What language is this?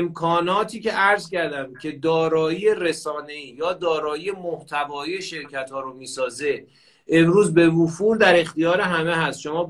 Persian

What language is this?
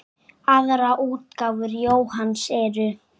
Icelandic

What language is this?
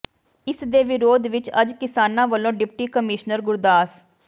Punjabi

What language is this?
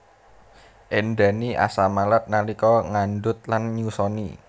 Javanese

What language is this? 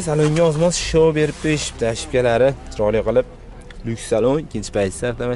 Turkish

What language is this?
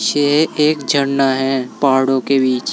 Hindi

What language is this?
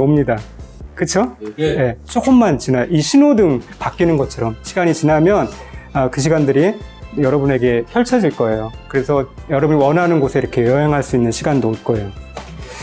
Korean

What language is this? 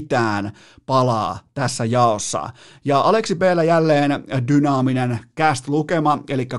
Finnish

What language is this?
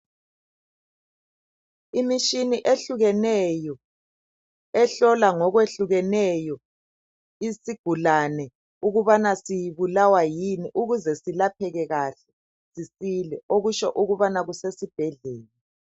North Ndebele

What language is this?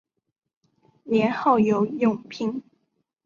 Chinese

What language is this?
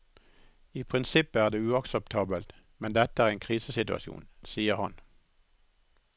Norwegian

